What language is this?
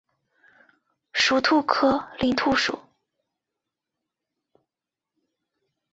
Chinese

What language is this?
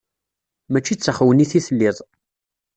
Kabyle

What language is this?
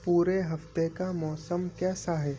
Urdu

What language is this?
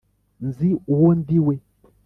Kinyarwanda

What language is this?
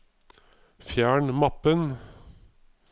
Norwegian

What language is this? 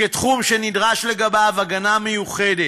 Hebrew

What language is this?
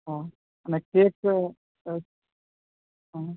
Gujarati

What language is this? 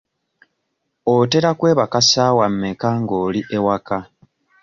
Ganda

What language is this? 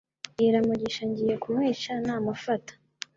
Kinyarwanda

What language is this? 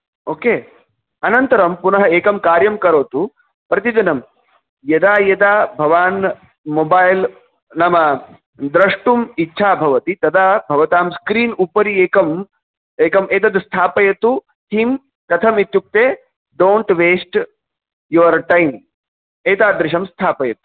Sanskrit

